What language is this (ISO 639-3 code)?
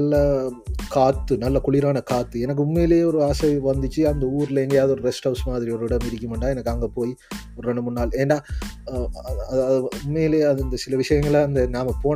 tam